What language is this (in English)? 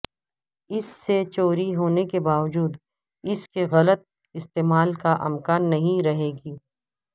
Urdu